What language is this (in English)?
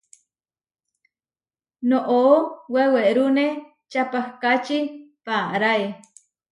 Huarijio